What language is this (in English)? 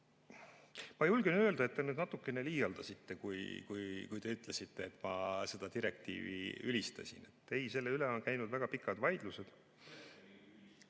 Estonian